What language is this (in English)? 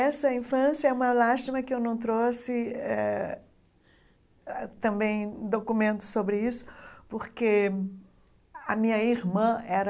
Portuguese